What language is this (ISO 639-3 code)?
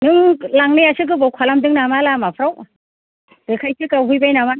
brx